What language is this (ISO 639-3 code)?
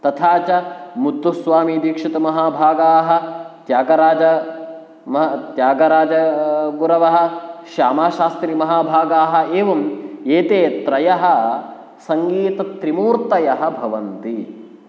san